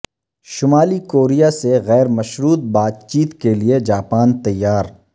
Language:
Urdu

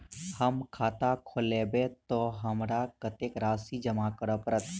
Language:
Maithili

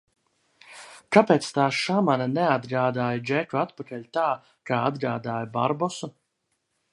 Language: Latvian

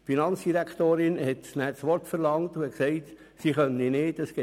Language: Swiss German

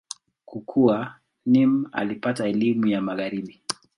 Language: Swahili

